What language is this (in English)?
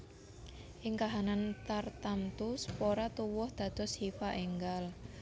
Javanese